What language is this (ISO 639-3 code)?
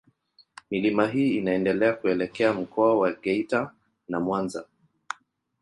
swa